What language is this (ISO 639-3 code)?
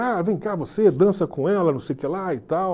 por